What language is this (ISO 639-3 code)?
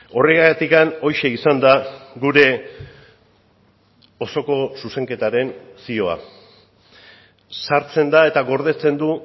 eus